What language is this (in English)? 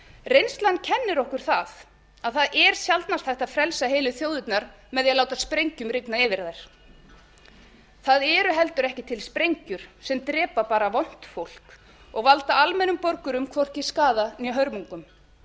Icelandic